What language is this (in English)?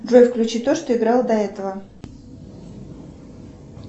Russian